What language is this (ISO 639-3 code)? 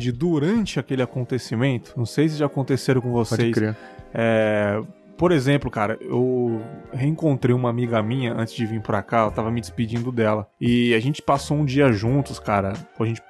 por